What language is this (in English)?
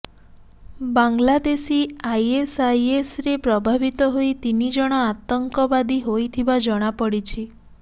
Odia